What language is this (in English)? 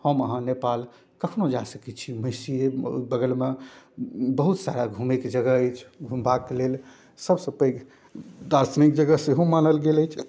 Maithili